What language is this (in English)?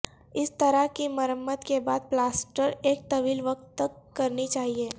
Urdu